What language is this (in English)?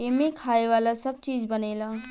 Bhojpuri